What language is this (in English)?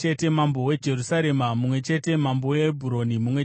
Shona